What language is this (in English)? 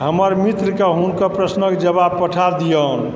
Maithili